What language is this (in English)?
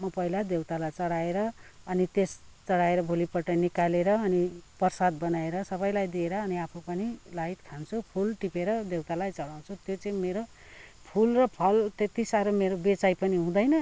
Nepali